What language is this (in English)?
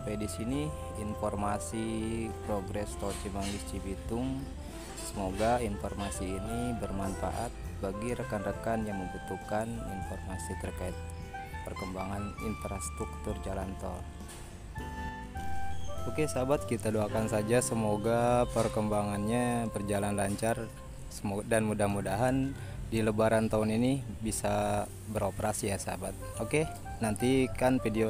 Indonesian